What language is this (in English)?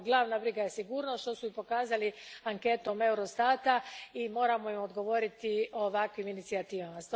Croatian